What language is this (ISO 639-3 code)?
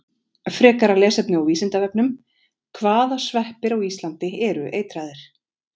isl